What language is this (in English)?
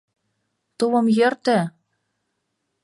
Mari